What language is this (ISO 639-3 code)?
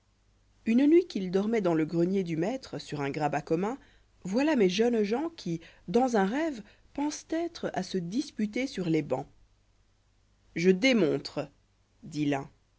fra